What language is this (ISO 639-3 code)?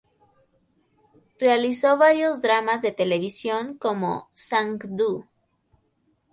spa